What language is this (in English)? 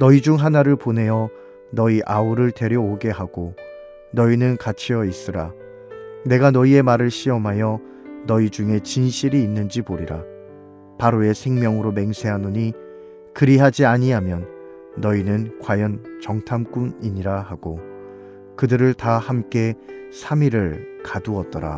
Korean